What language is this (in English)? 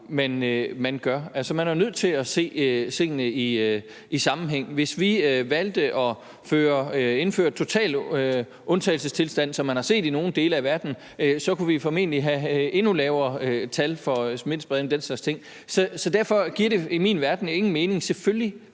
Danish